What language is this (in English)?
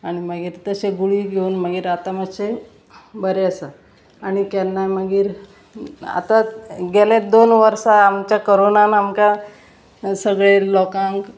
Konkani